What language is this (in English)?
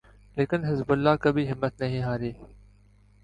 Urdu